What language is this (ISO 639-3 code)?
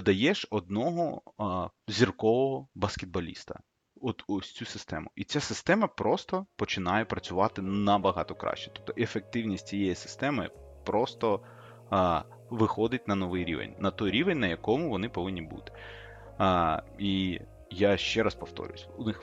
ukr